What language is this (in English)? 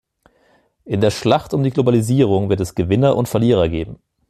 German